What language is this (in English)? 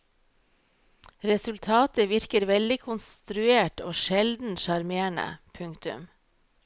Norwegian